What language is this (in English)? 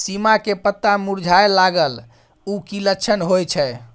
Maithili